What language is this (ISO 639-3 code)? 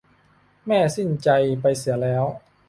tha